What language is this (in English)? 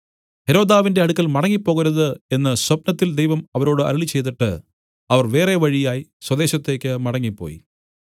Malayalam